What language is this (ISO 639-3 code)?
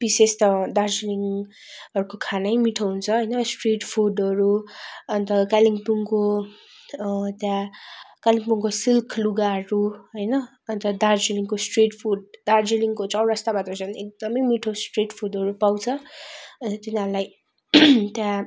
nep